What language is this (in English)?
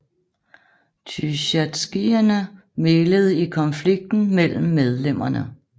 Danish